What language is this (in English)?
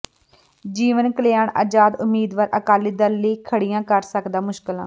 Punjabi